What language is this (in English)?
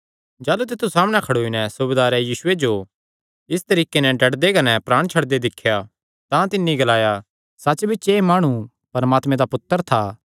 Kangri